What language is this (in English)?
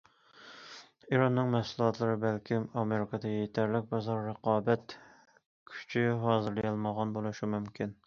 Uyghur